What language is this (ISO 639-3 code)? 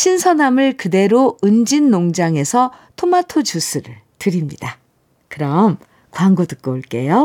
kor